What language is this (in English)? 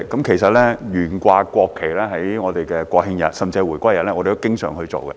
Cantonese